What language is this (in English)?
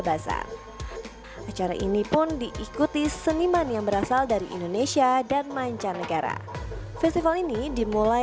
Indonesian